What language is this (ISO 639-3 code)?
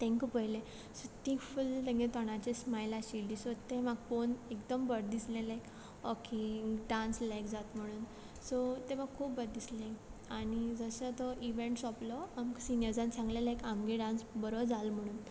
kok